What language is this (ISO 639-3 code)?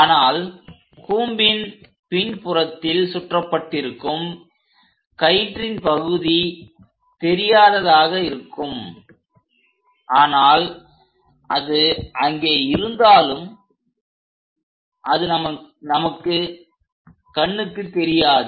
tam